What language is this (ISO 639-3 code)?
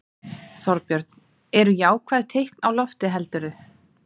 isl